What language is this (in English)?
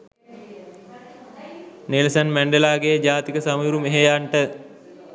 Sinhala